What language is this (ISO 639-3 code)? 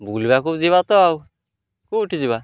ori